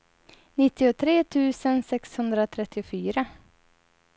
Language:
Swedish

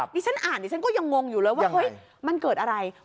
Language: Thai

